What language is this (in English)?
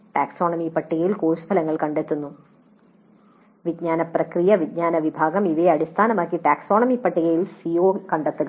Malayalam